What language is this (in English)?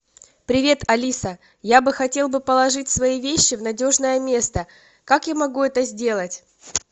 Russian